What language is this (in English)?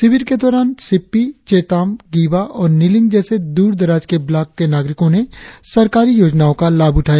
Hindi